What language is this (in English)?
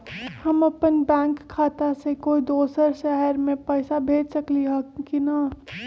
Magahi